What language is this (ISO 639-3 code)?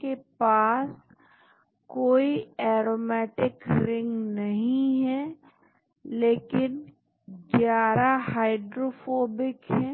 hin